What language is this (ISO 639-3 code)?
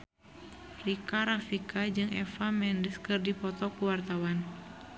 sun